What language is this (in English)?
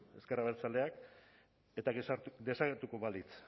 Basque